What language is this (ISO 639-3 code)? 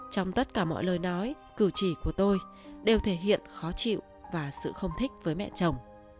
vie